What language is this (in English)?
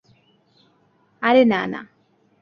Bangla